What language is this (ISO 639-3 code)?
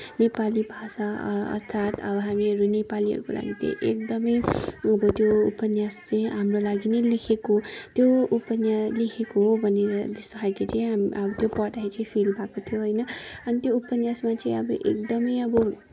nep